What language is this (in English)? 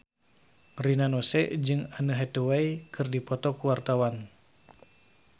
Sundanese